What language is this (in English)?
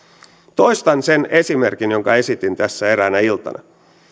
Finnish